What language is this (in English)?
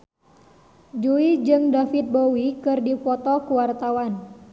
Sundanese